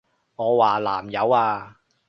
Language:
Cantonese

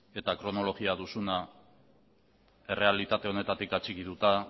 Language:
Basque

